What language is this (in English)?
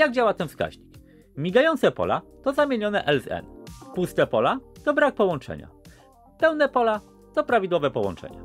Polish